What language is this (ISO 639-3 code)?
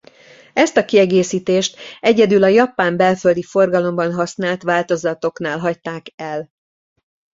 hun